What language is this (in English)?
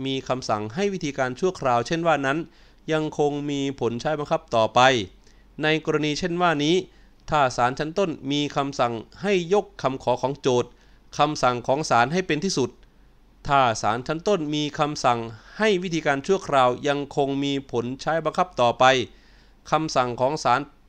Thai